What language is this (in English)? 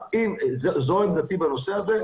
Hebrew